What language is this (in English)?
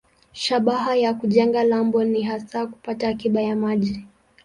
Swahili